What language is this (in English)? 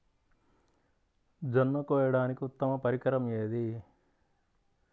Telugu